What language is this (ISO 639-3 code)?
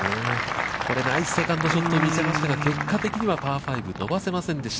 jpn